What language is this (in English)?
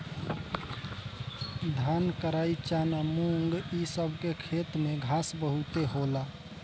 Bhojpuri